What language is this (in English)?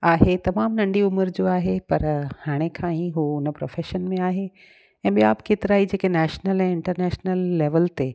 Sindhi